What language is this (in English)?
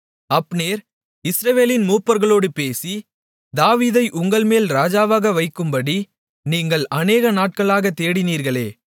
Tamil